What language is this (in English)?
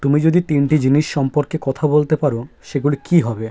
Bangla